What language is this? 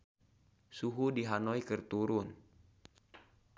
Sundanese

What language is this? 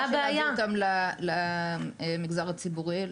Hebrew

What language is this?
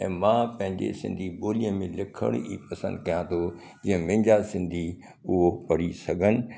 Sindhi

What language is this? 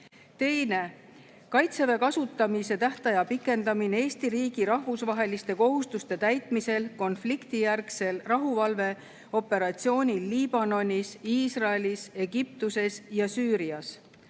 Estonian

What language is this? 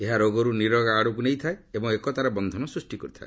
Odia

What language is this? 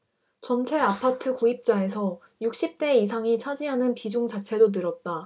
Korean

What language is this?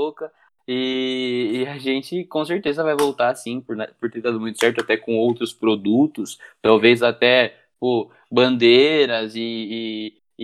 Portuguese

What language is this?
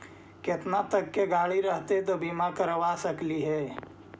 Magahi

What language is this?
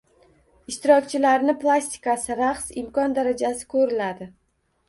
Uzbek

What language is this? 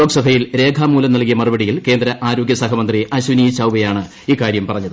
Malayalam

